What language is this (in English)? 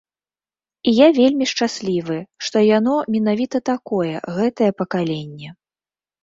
Belarusian